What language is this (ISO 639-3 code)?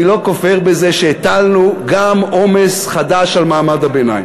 heb